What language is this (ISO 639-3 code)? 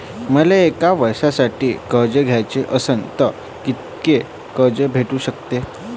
mar